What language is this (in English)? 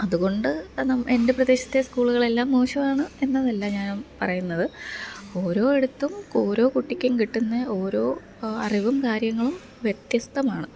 Malayalam